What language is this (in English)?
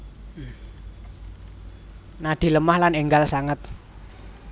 Javanese